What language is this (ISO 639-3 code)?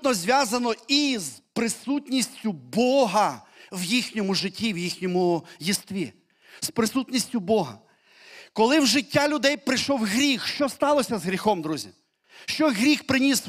ukr